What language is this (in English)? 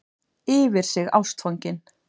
Icelandic